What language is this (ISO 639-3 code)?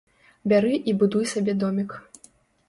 bel